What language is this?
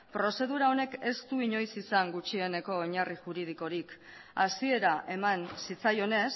Basque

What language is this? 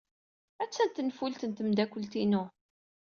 Kabyle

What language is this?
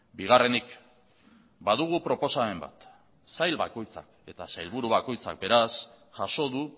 Basque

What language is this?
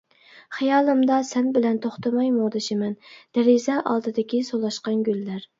Uyghur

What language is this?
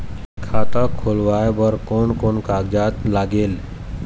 Chhattisgarhi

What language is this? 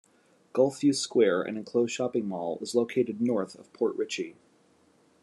English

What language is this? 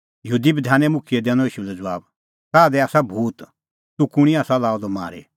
Kullu Pahari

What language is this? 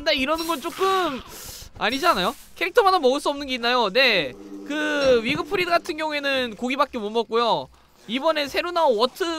Korean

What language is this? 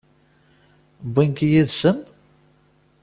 Kabyle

